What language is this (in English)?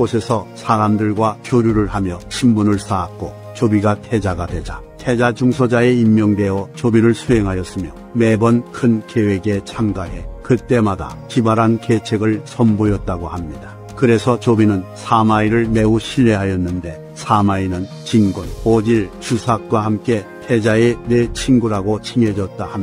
Korean